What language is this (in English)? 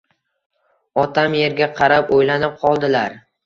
Uzbek